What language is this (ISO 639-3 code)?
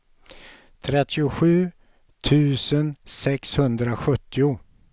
swe